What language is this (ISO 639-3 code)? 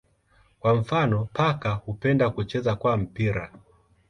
swa